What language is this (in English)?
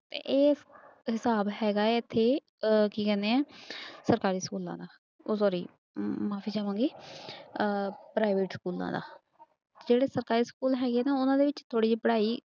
Punjabi